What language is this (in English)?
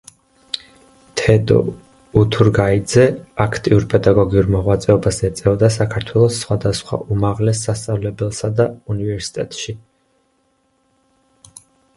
Georgian